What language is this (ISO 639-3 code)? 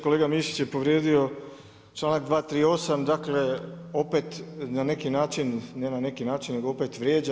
hrv